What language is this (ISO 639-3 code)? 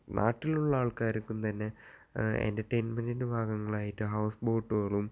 mal